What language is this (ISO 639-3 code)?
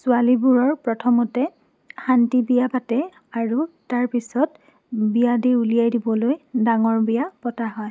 asm